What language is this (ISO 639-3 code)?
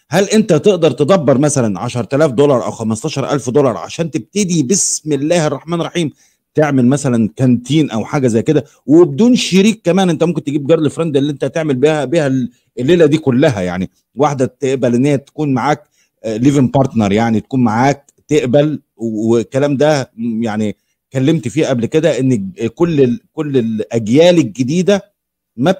ara